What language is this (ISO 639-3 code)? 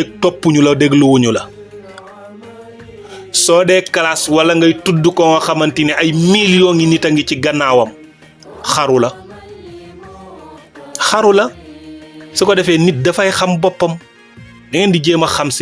ind